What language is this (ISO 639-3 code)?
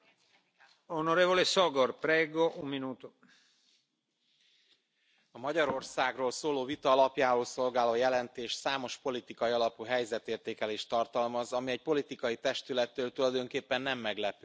hun